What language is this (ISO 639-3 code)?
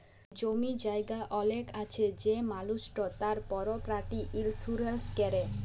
ben